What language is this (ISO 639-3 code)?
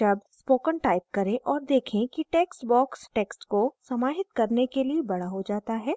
hin